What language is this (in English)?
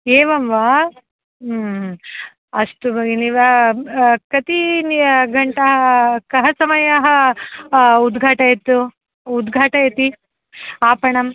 Sanskrit